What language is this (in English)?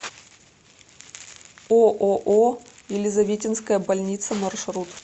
Russian